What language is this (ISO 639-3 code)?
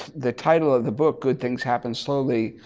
eng